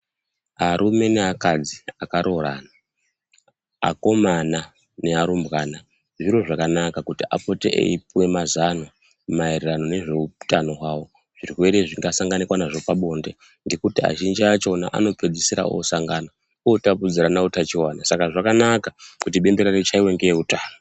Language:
Ndau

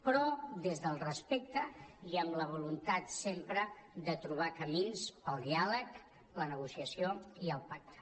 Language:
Catalan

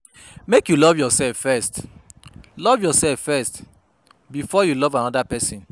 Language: Nigerian Pidgin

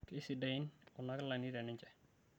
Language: Masai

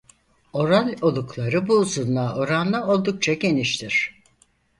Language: Turkish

